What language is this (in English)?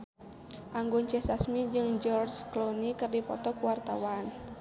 Sundanese